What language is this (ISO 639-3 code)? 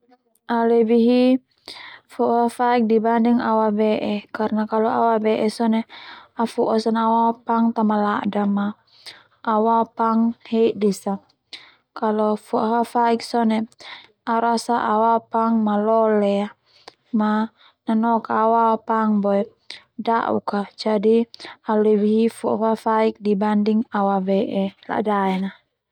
twu